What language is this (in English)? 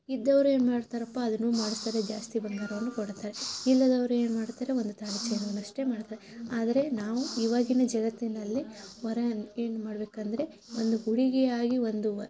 Kannada